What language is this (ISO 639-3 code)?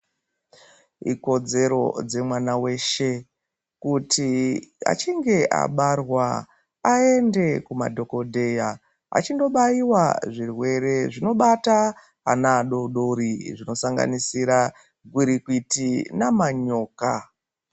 ndc